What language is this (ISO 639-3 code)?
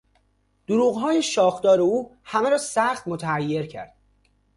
fas